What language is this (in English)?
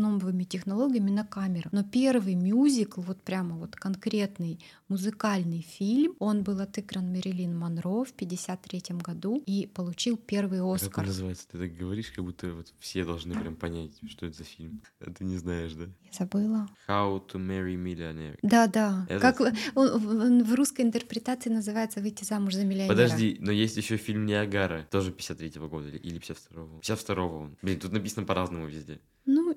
Russian